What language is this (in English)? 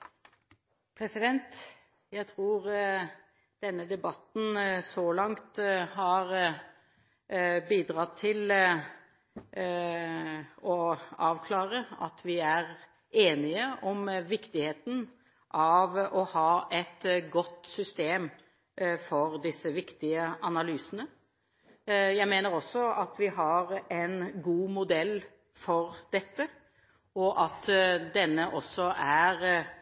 Norwegian Bokmål